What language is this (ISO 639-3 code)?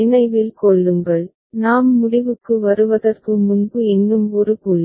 tam